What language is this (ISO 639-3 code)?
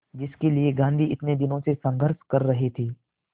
hin